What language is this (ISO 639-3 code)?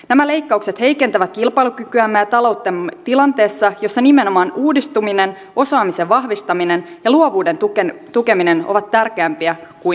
fin